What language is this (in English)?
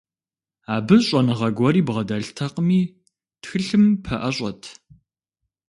Kabardian